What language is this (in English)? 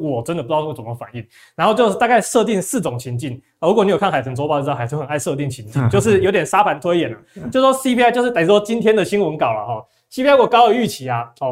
Chinese